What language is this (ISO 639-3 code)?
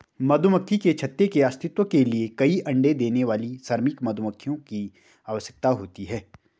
hin